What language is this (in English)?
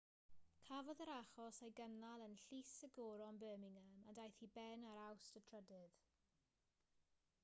Welsh